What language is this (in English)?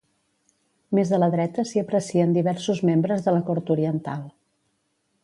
Catalan